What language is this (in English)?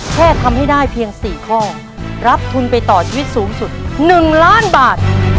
Thai